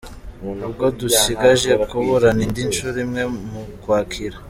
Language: Kinyarwanda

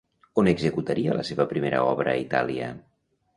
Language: Catalan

